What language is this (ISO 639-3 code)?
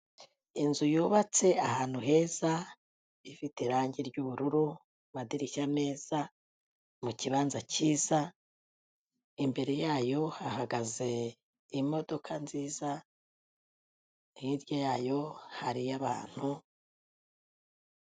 kin